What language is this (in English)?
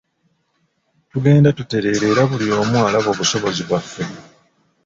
Ganda